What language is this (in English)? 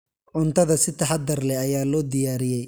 Somali